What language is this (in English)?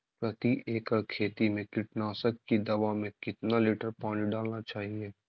Magahi